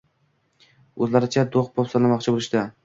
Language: Uzbek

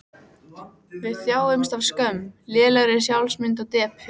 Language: Icelandic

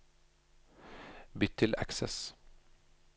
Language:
Norwegian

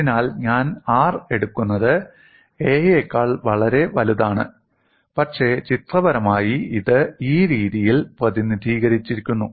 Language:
Malayalam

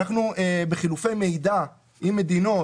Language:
Hebrew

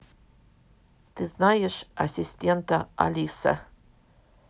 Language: Russian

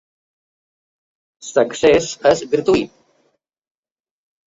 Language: Catalan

